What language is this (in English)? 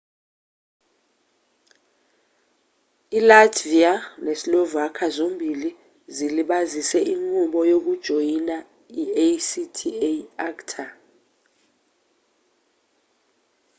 Zulu